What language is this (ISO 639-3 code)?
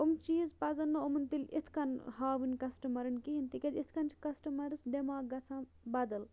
kas